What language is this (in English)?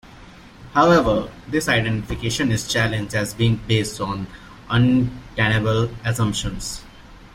English